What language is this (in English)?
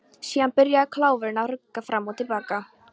Icelandic